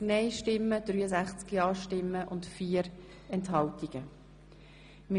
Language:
Swiss German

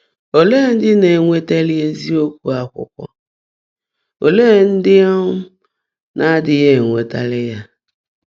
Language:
Igbo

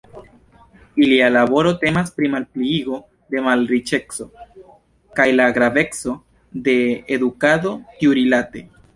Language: Esperanto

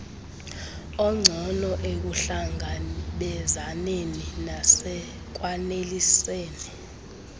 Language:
Xhosa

